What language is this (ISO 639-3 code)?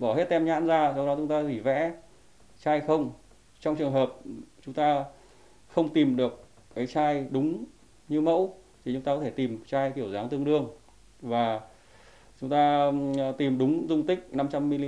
vie